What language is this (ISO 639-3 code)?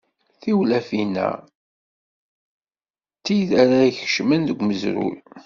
kab